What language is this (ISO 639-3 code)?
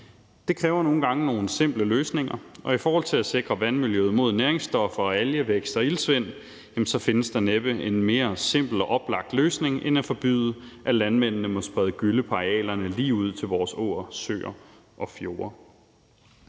dan